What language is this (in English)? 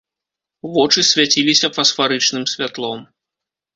Belarusian